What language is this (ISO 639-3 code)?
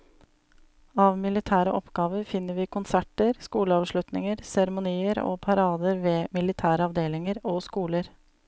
nor